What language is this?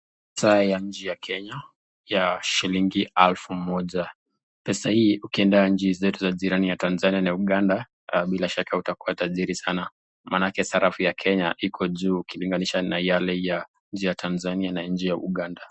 Swahili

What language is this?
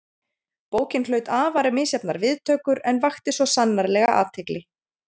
Icelandic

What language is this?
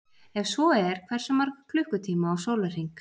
Icelandic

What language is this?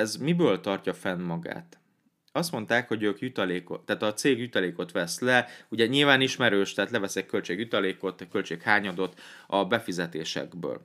Hungarian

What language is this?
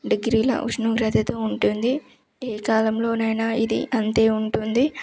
Telugu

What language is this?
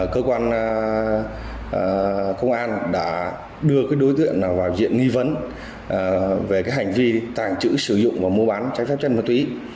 Vietnamese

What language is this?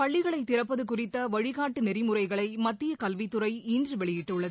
Tamil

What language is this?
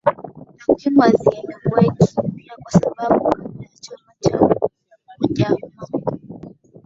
Swahili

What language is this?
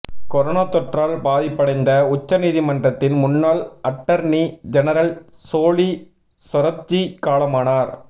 Tamil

